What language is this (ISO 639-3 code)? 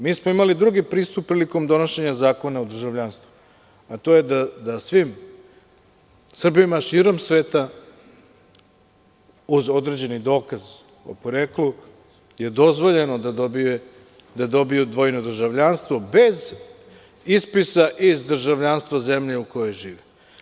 srp